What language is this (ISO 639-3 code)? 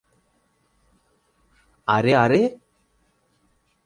ben